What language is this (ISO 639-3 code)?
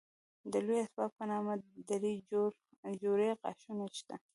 pus